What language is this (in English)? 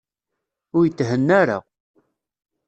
Kabyle